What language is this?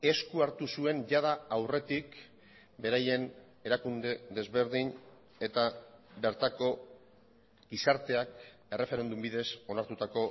Basque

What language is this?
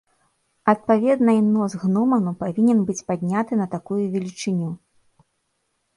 Belarusian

